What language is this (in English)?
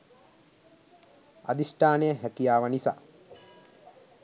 Sinhala